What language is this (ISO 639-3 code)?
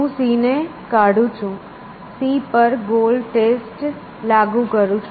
guj